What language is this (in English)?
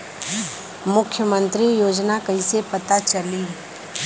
Bhojpuri